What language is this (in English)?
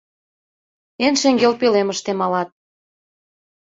Mari